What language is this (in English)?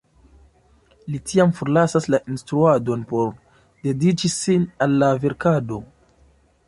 Esperanto